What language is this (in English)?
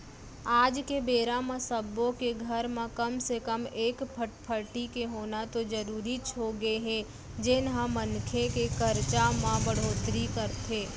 Chhattisgarhi